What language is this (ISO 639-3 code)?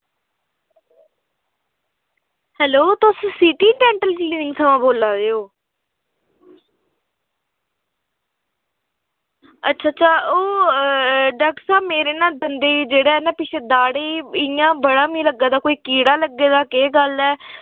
doi